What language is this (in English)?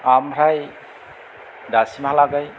Bodo